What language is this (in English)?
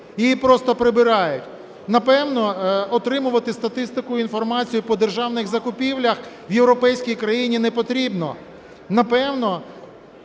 Ukrainian